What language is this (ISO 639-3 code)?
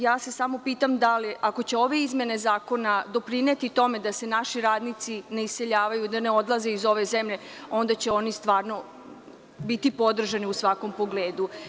srp